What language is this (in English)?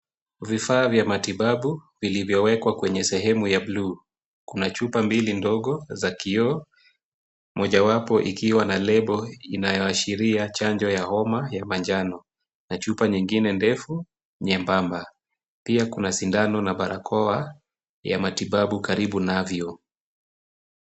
Swahili